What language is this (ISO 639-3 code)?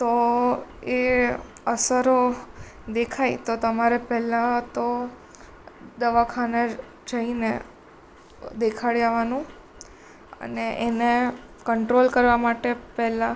guj